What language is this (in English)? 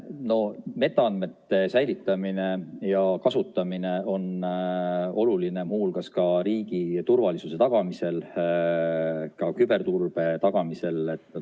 Estonian